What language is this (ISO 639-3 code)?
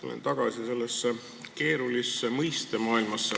est